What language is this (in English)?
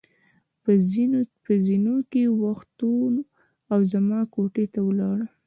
Pashto